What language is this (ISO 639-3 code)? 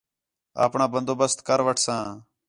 xhe